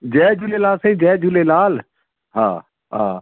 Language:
Sindhi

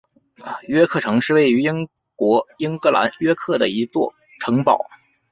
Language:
Chinese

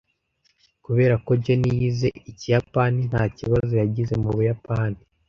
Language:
Kinyarwanda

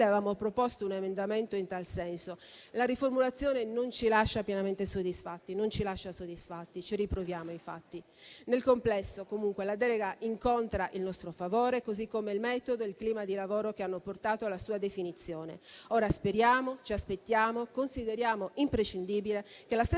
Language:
Italian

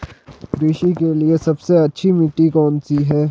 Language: Hindi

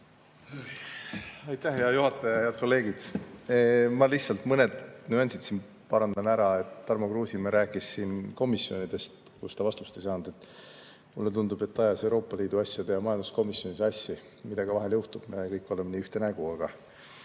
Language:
Estonian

